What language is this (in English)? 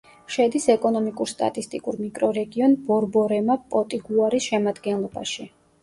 Georgian